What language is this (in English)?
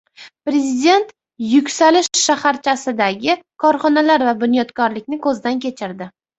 Uzbek